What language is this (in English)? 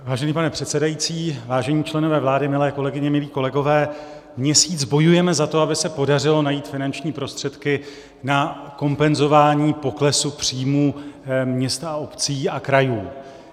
Czech